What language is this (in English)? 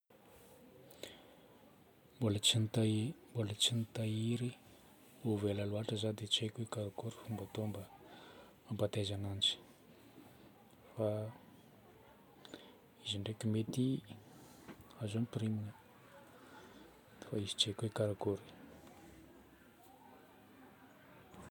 Northern Betsimisaraka Malagasy